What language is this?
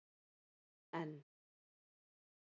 Icelandic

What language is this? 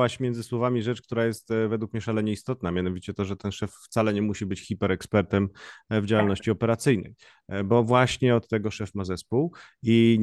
Polish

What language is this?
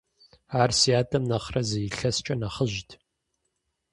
Kabardian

